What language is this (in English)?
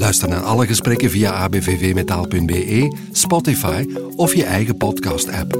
Dutch